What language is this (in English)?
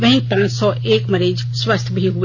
Hindi